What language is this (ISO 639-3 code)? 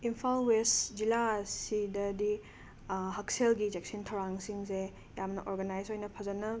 mni